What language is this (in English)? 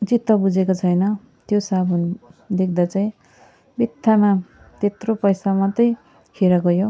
Nepali